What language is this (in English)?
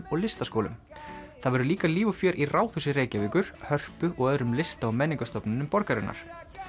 Icelandic